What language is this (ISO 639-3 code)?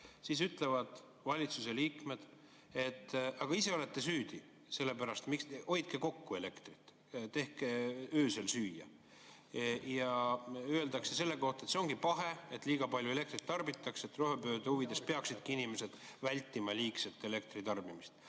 est